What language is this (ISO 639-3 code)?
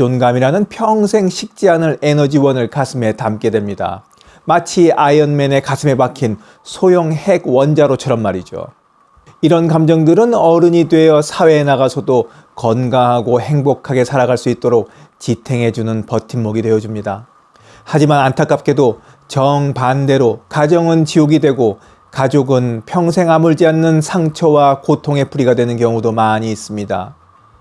kor